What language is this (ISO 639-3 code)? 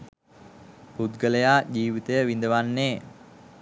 sin